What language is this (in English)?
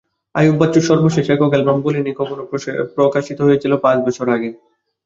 Bangla